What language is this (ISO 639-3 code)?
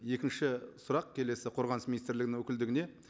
kaz